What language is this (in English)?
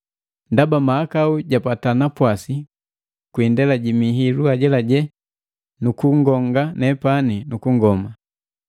Matengo